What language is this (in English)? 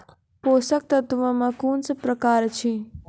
Maithili